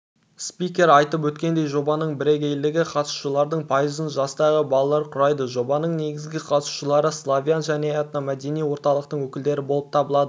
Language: Kazakh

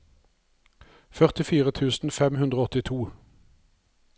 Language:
Norwegian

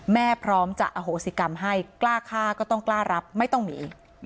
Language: Thai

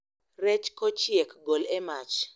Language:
Luo (Kenya and Tanzania)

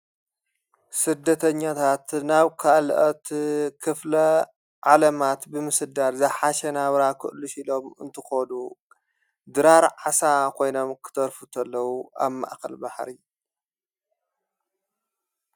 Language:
Tigrinya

